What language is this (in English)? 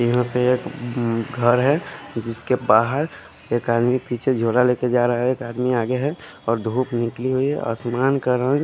Hindi